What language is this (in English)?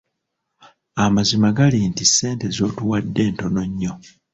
Ganda